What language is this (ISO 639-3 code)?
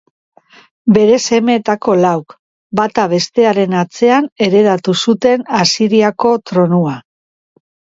eus